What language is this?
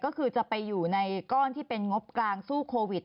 Thai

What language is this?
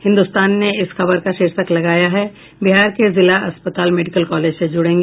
Hindi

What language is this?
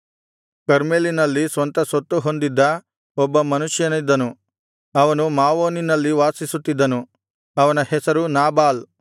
Kannada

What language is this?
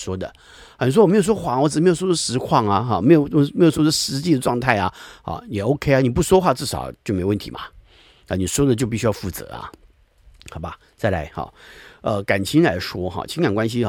Chinese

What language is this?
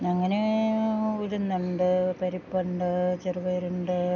Malayalam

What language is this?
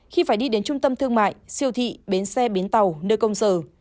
Vietnamese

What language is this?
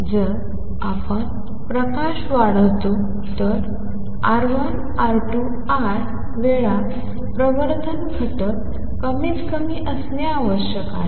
Marathi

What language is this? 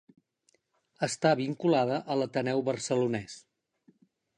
Catalan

